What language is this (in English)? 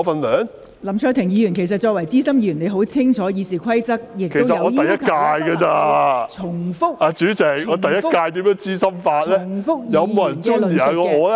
Cantonese